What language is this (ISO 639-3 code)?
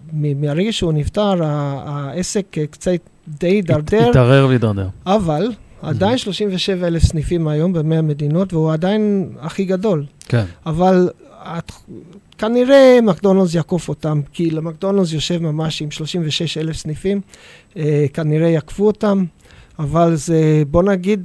heb